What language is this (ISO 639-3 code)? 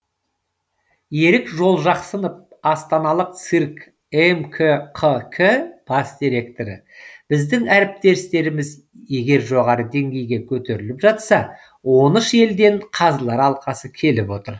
kaz